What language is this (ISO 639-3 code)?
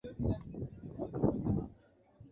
swa